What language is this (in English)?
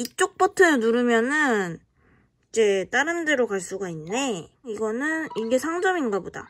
Korean